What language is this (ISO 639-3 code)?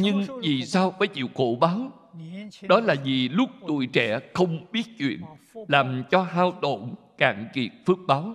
vie